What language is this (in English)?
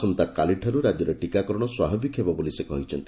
Odia